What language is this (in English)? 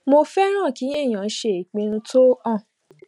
Yoruba